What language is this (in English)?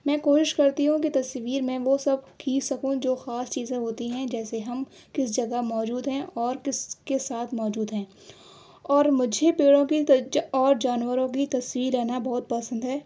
Urdu